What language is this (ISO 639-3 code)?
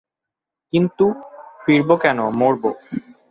ben